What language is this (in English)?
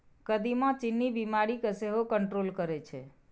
Maithili